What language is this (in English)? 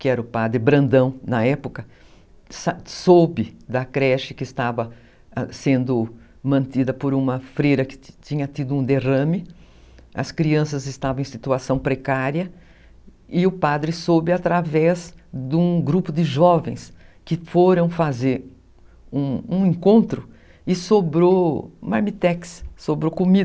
Portuguese